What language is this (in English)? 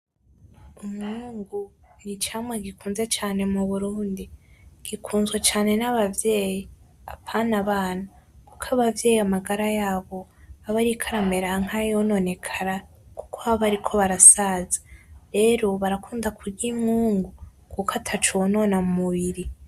Rundi